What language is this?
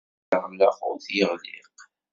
Kabyle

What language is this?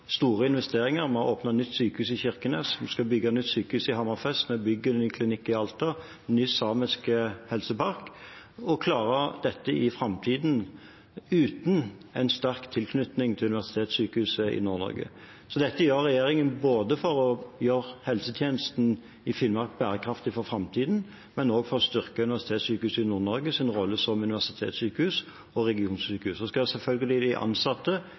Norwegian Bokmål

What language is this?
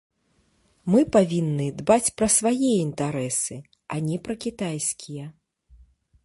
Belarusian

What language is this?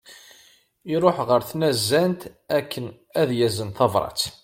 Kabyle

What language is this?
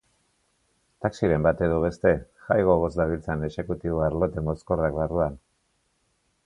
Basque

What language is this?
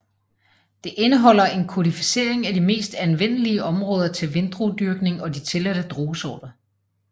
Danish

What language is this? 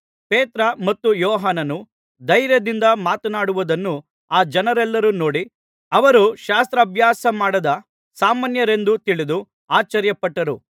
Kannada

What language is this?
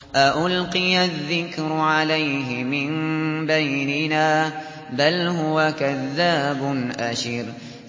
Arabic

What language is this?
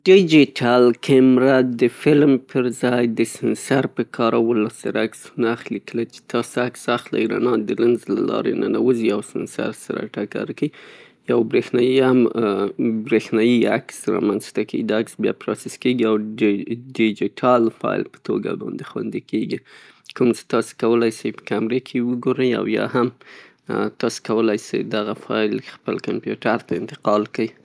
Pashto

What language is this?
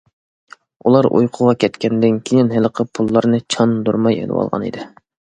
Uyghur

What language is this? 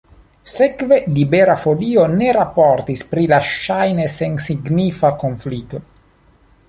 Esperanto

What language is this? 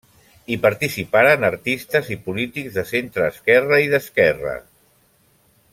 Catalan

